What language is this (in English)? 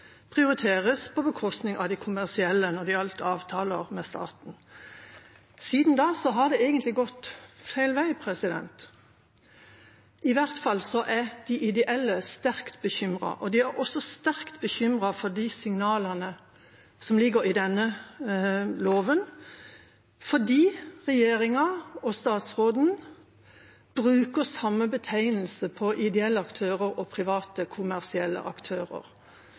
Norwegian Bokmål